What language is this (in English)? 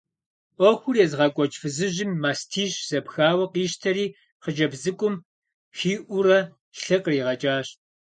Kabardian